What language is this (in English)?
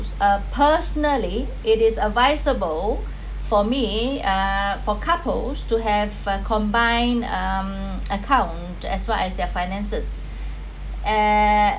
English